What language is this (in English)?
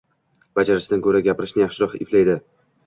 Uzbek